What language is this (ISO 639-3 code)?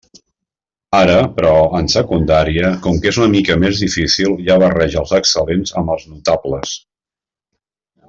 cat